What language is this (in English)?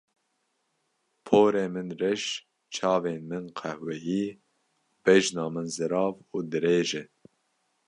Kurdish